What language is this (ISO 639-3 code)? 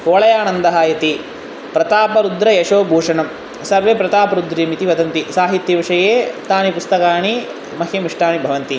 san